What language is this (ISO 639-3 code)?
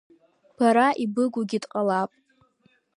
abk